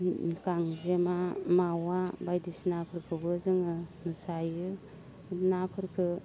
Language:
Bodo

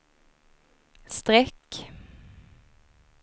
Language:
Swedish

